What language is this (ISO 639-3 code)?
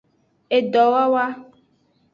ajg